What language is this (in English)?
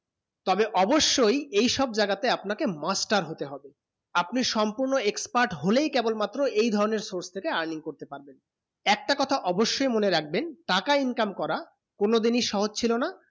Bangla